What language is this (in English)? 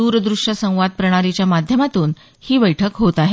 Marathi